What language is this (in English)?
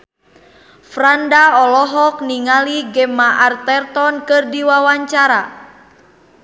Sundanese